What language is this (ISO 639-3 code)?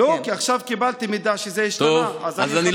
heb